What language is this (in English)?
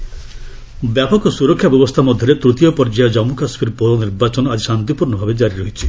Odia